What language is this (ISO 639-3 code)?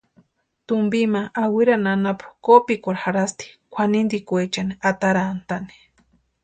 pua